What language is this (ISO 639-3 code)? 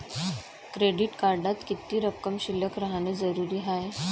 mar